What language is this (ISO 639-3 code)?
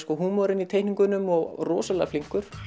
isl